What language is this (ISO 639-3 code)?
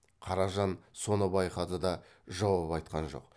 kaz